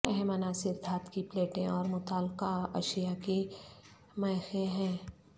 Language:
Urdu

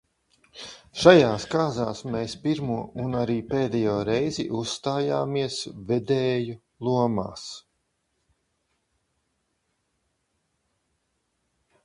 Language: Latvian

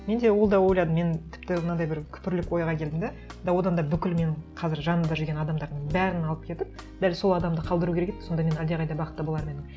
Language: Kazakh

